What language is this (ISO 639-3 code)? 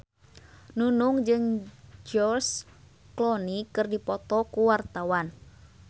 sun